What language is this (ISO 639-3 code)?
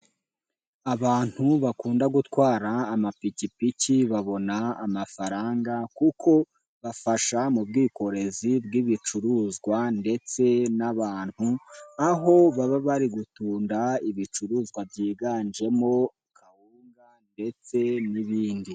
kin